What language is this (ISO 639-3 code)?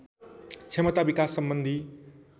nep